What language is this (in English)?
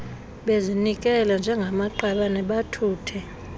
Xhosa